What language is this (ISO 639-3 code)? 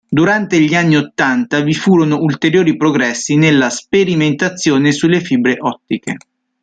ita